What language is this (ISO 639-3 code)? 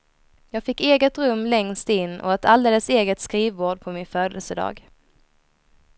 swe